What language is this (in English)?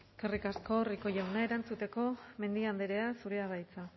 Basque